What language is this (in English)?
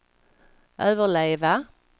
Swedish